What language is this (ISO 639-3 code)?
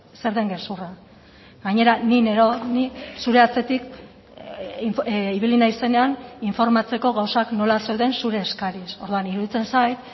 eus